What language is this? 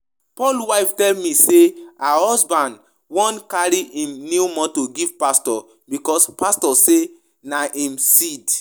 Nigerian Pidgin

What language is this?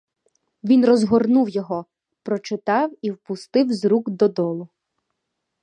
Ukrainian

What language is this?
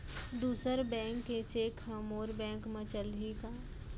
Chhattisgarhi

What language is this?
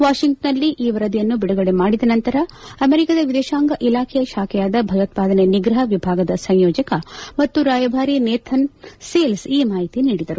Kannada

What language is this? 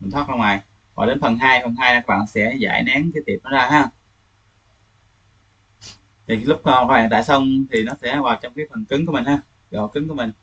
Vietnamese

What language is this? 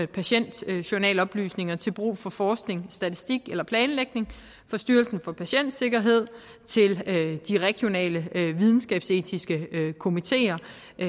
Danish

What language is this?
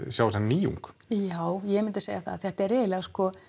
Icelandic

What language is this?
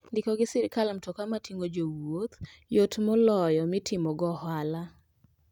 Luo (Kenya and Tanzania)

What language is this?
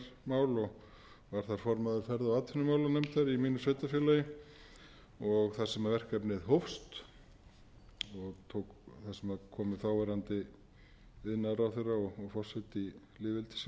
Icelandic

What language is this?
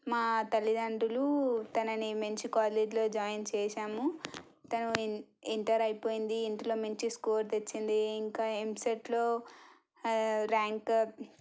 Telugu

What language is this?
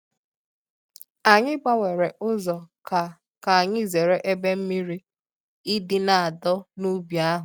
Igbo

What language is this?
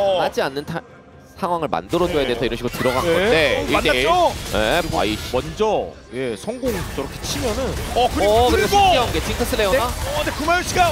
Korean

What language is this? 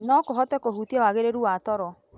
Kikuyu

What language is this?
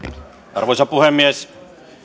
Finnish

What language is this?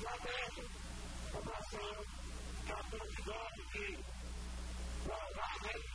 Portuguese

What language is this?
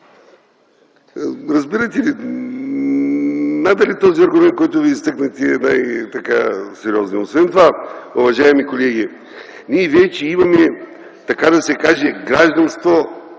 Bulgarian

